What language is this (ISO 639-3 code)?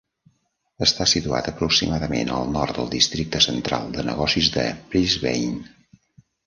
cat